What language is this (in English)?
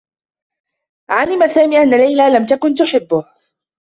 Arabic